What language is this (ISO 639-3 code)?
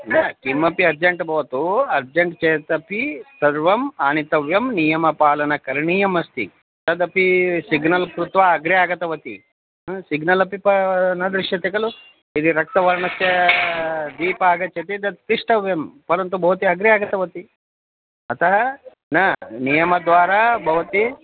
san